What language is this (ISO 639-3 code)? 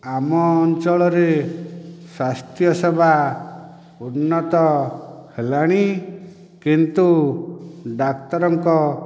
ori